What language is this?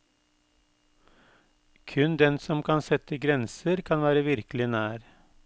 Norwegian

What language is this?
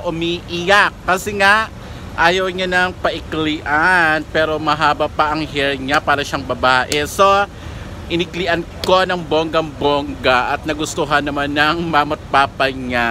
Filipino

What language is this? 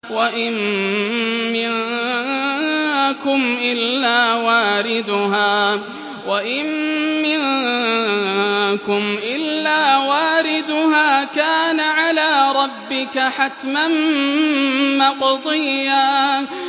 Arabic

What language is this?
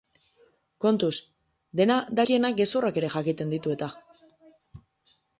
Basque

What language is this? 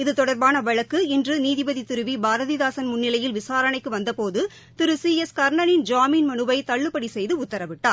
Tamil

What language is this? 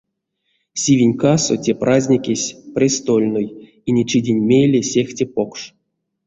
Erzya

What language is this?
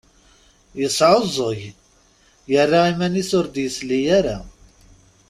Kabyle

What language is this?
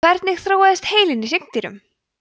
Icelandic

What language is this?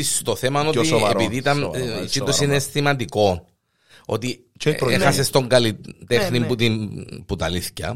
Greek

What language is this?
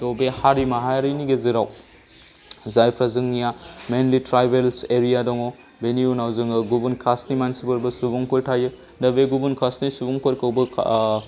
Bodo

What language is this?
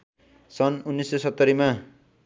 Nepali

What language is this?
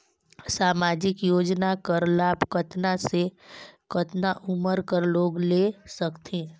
Chhattisgarhi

